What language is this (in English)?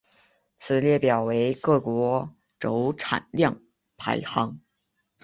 Chinese